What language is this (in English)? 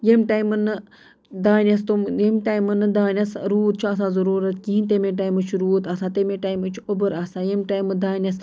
Kashmiri